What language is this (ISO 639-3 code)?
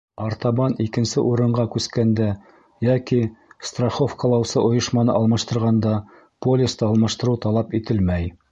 bak